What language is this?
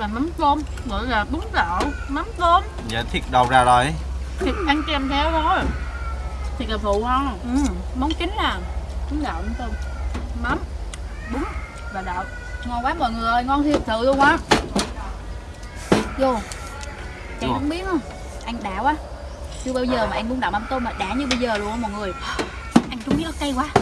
Vietnamese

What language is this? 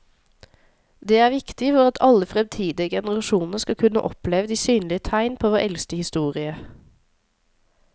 Norwegian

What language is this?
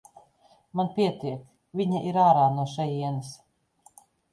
Latvian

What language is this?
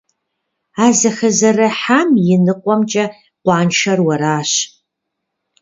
Kabardian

